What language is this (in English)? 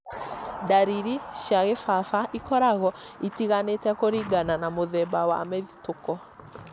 Kikuyu